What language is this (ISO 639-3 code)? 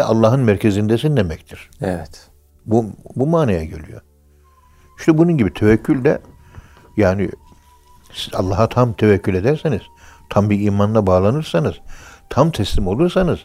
tur